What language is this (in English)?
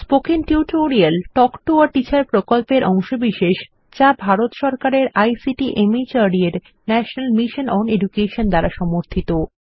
Bangla